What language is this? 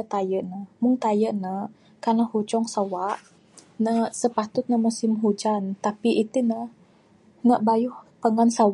Bukar-Sadung Bidayuh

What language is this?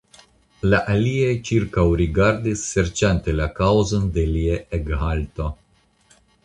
Esperanto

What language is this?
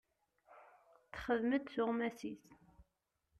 Kabyle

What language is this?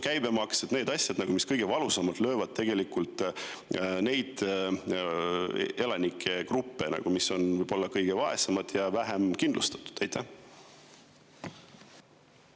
Estonian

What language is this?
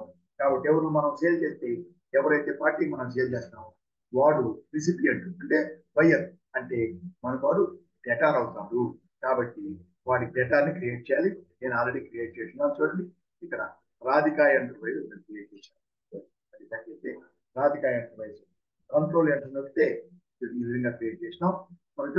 Telugu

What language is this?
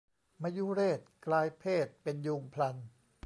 Thai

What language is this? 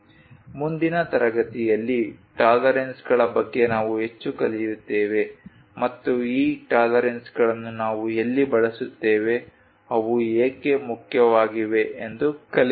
Kannada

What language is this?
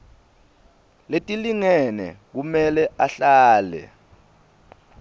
Swati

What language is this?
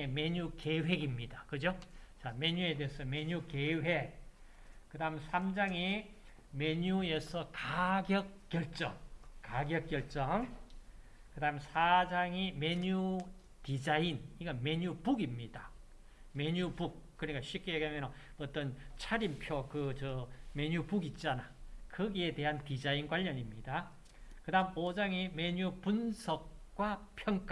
Korean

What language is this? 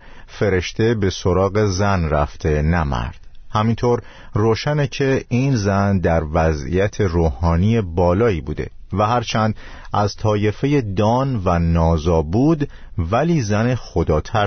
Persian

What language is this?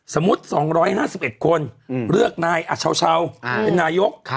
Thai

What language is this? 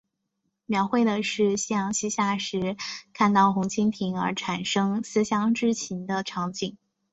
Chinese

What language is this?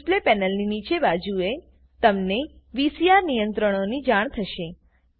Gujarati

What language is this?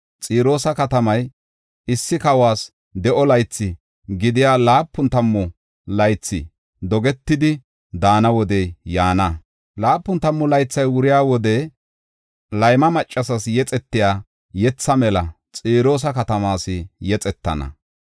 Gofa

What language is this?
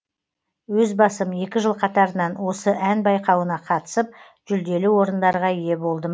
Kazakh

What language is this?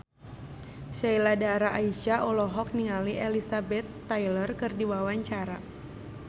Sundanese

